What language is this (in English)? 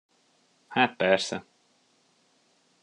Hungarian